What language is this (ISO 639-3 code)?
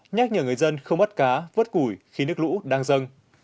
vie